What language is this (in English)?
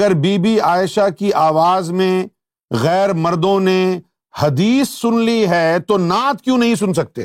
Urdu